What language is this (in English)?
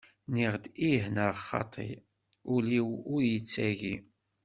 Kabyle